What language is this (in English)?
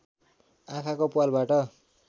Nepali